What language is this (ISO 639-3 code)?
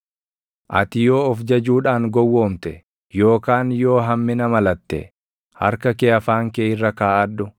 orm